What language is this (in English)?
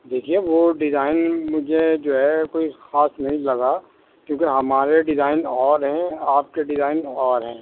Urdu